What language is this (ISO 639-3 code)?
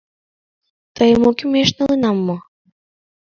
chm